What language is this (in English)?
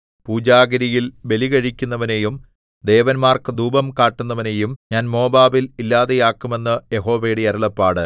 Malayalam